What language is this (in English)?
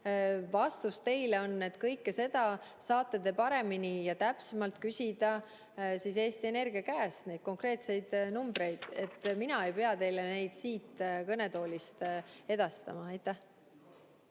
Estonian